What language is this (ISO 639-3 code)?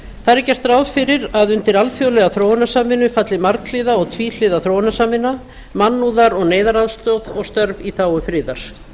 isl